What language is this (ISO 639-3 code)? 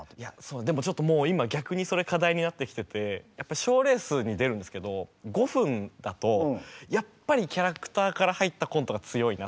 jpn